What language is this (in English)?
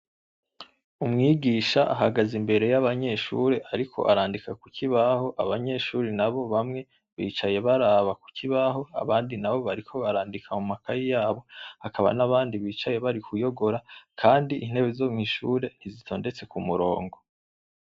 Rundi